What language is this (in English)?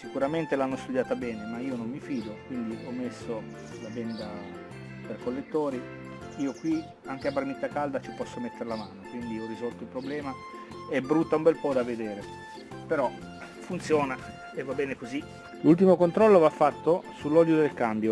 Italian